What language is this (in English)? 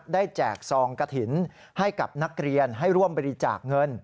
Thai